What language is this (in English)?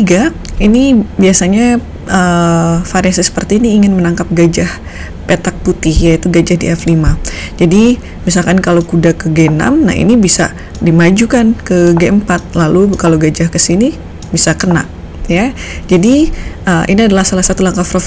Indonesian